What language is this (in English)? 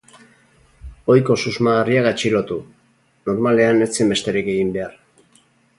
Basque